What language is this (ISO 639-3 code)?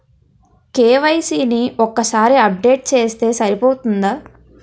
tel